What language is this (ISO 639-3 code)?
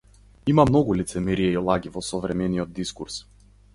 mkd